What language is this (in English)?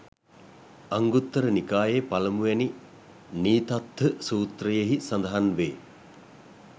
Sinhala